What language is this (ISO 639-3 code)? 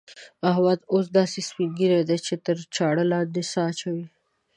pus